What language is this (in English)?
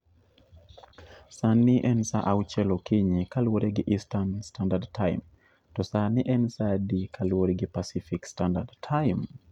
Luo (Kenya and Tanzania)